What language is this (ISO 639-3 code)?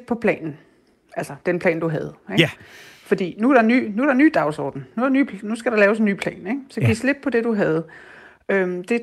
dan